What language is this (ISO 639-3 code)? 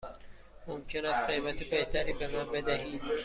fas